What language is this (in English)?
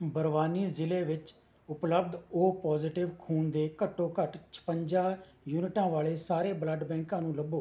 Punjabi